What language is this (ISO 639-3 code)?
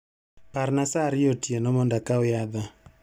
luo